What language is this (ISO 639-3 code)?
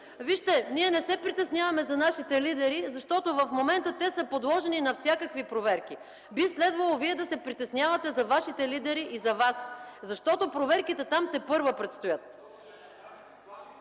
bul